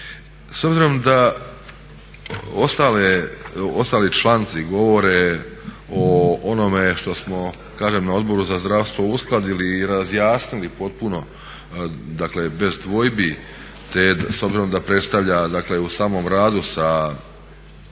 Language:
Croatian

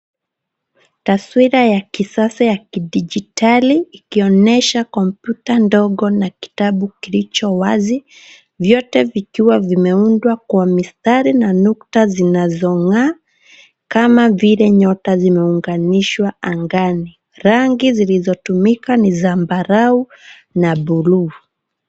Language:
Swahili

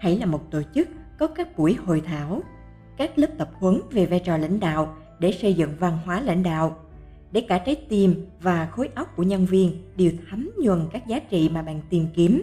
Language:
Vietnamese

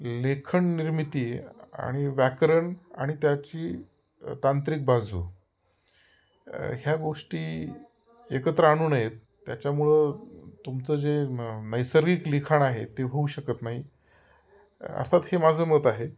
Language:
Marathi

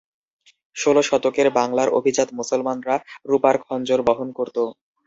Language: Bangla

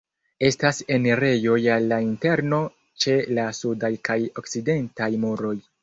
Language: Esperanto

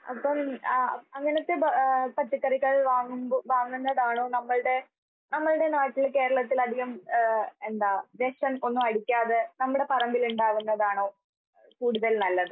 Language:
Malayalam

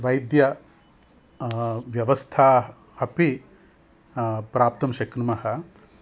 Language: Sanskrit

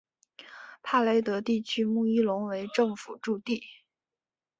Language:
Chinese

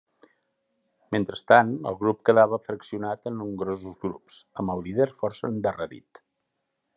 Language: Catalan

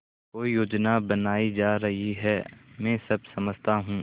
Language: Hindi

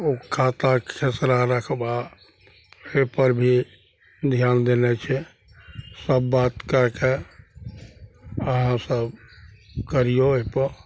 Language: Maithili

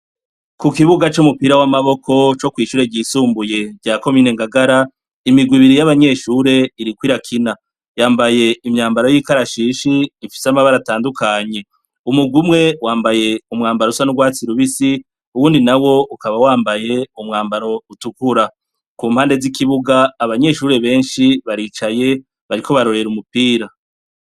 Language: Rundi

